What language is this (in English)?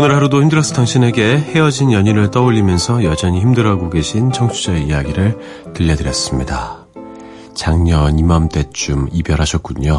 Korean